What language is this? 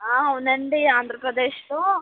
Telugu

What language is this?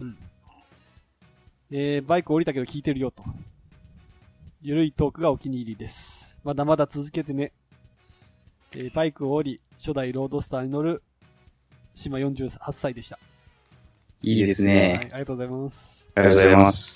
Japanese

